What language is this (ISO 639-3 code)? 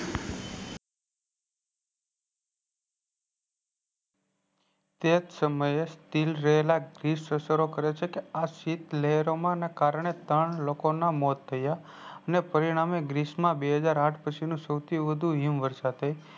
guj